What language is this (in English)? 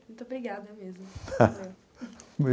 Portuguese